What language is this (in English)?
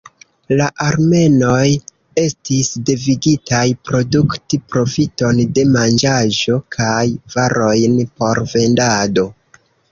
Esperanto